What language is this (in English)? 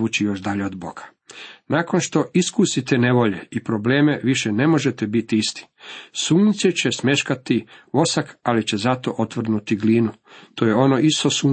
Croatian